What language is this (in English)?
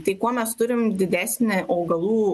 Lithuanian